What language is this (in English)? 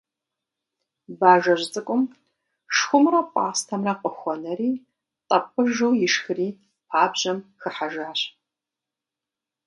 Kabardian